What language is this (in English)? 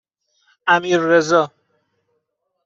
Persian